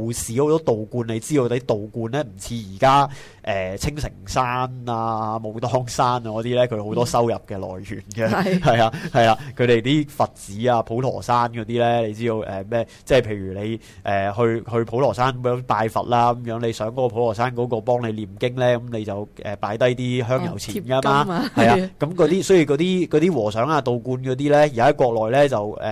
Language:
Chinese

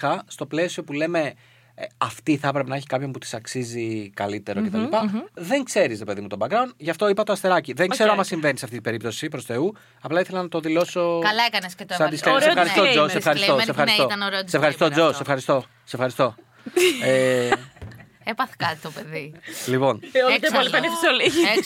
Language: Greek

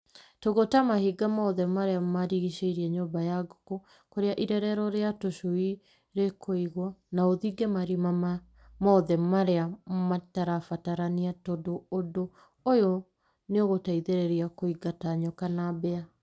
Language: Kikuyu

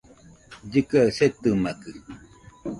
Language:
Nüpode Huitoto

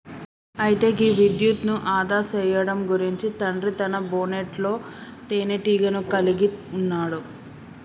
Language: Telugu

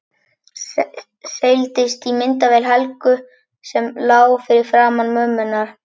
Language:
Icelandic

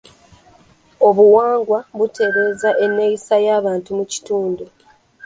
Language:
Ganda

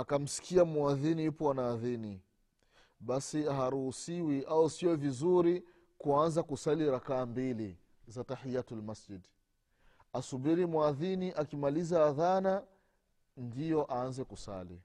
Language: Swahili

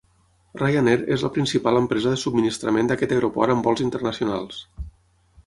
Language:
Catalan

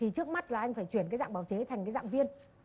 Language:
Vietnamese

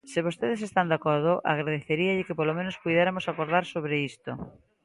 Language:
Galician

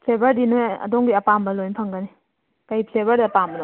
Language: Manipuri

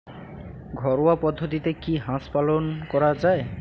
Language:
Bangla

